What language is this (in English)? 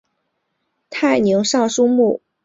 Chinese